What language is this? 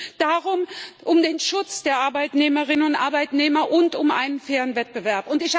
German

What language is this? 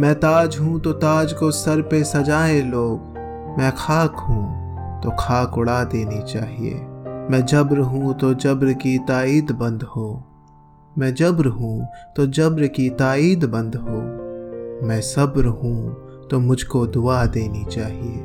Hindi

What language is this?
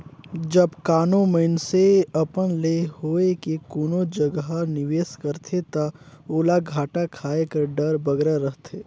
Chhattisgarhi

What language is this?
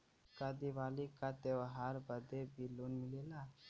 Bhojpuri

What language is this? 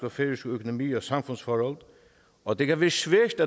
Danish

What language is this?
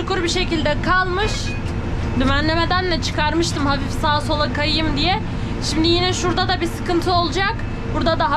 Turkish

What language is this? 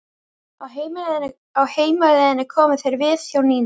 Icelandic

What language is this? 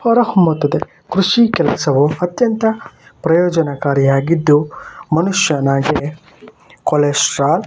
Kannada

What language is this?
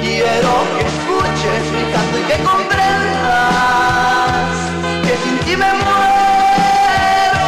Romanian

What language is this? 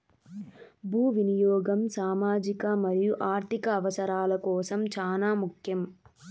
Telugu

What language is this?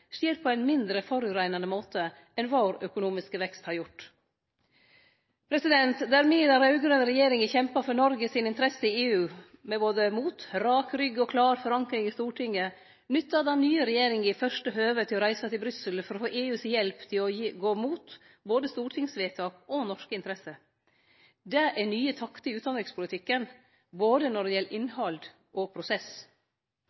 Norwegian Nynorsk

